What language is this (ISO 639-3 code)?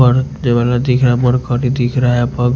hin